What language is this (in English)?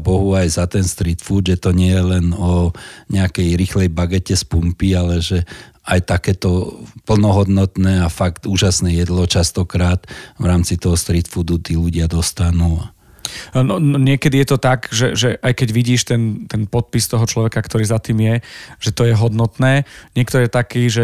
Slovak